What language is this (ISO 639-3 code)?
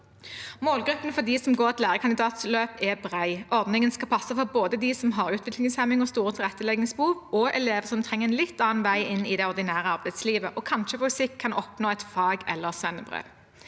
nor